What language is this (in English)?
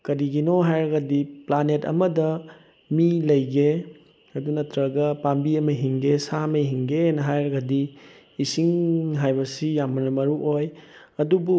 Manipuri